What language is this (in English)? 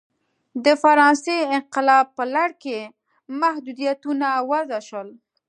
Pashto